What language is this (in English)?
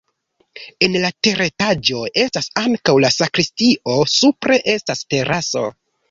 Esperanto